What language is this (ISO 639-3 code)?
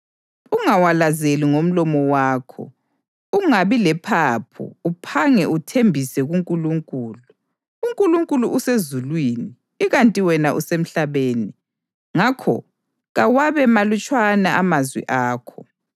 nde